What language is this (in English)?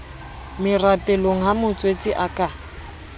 Southern Sotho